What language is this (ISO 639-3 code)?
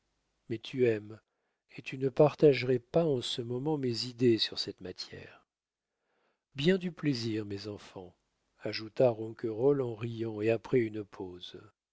fra